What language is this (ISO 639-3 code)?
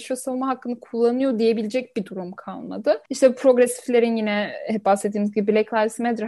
tur